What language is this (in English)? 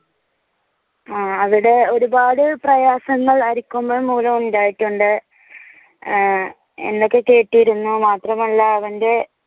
Malayalam